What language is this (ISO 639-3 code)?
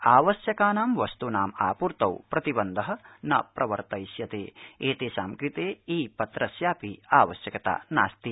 san